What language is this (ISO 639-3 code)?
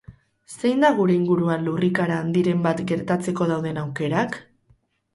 eus